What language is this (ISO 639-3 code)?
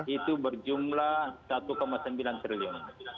ind